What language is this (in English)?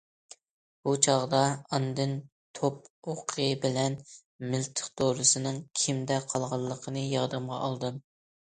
Uyghur